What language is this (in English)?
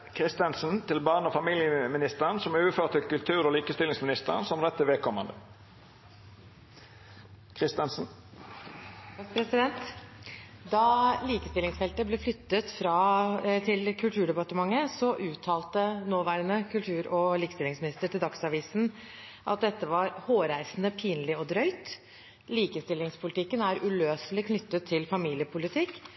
Norwegian